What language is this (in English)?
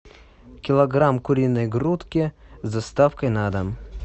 Russian